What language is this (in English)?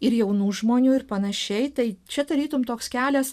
Lithuanian